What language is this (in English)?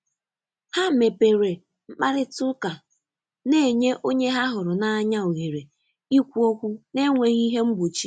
Igbo